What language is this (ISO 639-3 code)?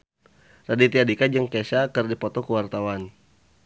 sun